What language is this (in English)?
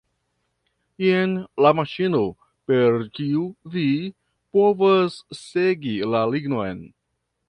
Esperanto